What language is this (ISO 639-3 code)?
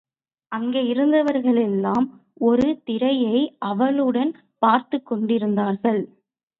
tam